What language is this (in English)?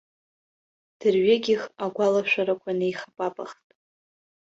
Abkhazian